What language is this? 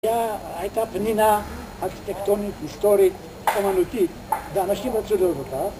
Hebrew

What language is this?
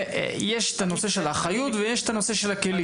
Hebrew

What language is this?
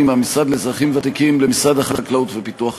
Hebrew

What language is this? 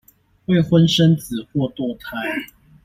Chinese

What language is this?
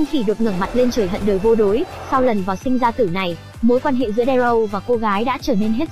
Vietnamese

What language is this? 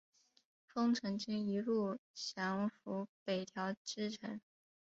Chinese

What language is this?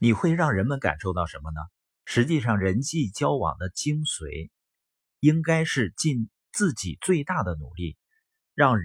Chinese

